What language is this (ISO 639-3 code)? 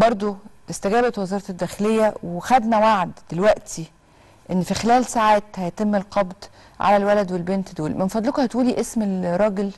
ara